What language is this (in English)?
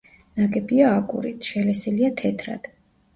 Georgian